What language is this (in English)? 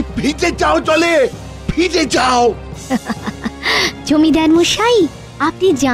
Hindi